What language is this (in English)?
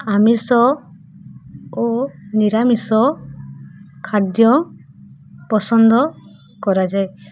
Odia